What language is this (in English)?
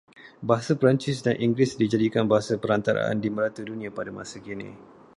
Malay